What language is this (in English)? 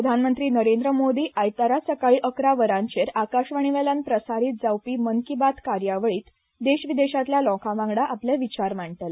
Konkani